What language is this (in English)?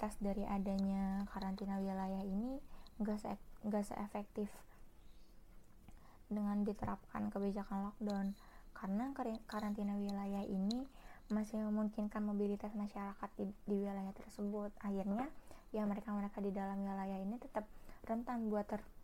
Indonesian